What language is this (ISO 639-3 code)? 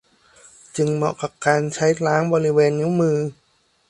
tha